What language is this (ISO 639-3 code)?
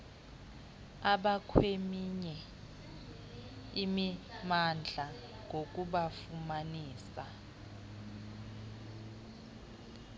xho